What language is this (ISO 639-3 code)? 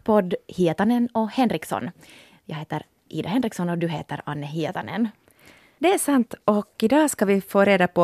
swe